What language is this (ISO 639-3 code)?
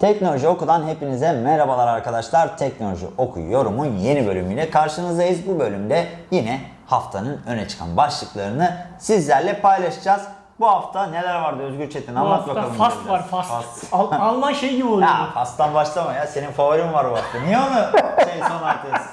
tur